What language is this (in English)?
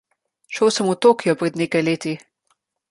Slovenian